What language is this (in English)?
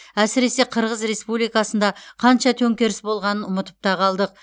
Kazakh